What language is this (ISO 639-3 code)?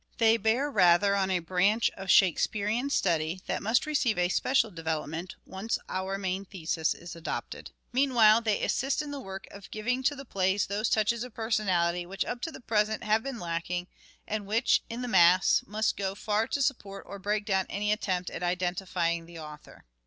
eng